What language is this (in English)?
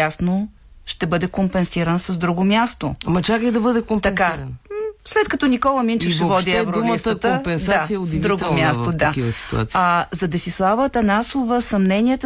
Bulgarian